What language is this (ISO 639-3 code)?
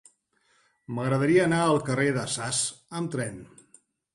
cat